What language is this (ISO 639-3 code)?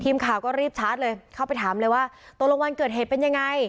tha